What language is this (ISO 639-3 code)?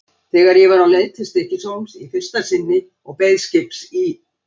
isl